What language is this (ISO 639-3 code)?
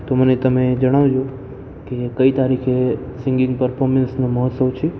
guj